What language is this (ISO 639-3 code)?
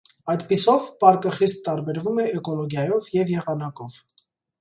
hye